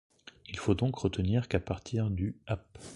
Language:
French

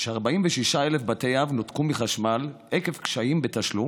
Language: Hebrew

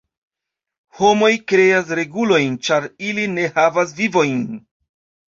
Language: Esperanto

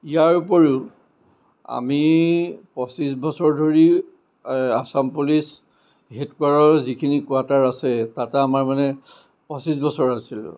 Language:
Assamese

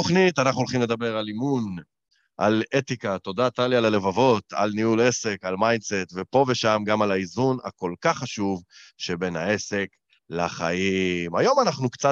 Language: Hebrew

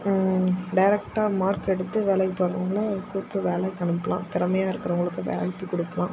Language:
Tamil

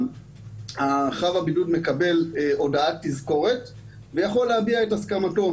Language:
Hebrew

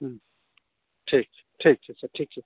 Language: Maithili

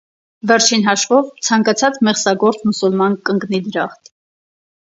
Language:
Armenian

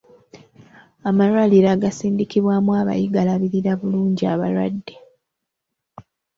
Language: Ganda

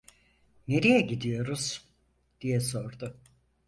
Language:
Turkish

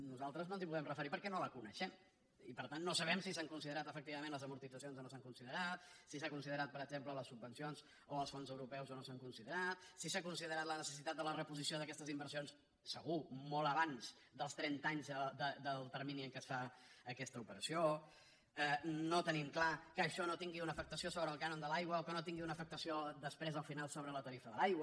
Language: Catalan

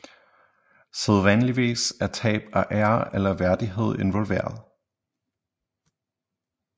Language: Danish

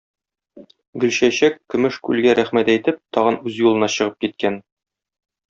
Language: Tatar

